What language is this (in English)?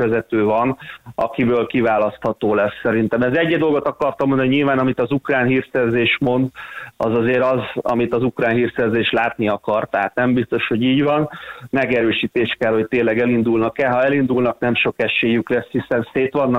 Hungarian